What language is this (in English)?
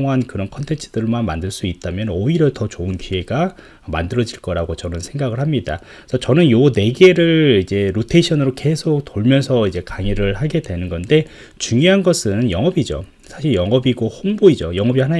Korean